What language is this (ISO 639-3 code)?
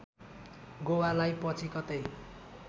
nep